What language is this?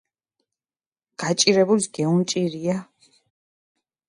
Mingrelian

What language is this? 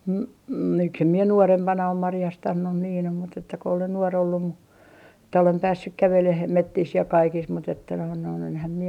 Finnish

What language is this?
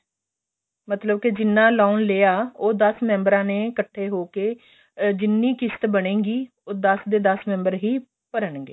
Punjabi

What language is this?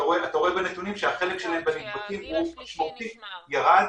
Hebrew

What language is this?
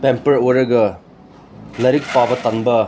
Manipuri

